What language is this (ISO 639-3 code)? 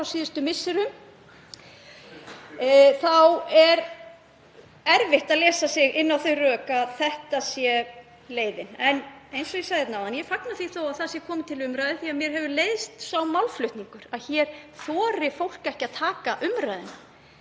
isl